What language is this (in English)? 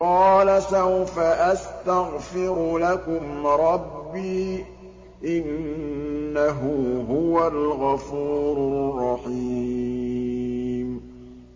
Arabic